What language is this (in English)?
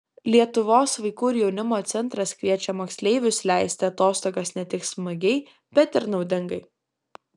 Lithuanian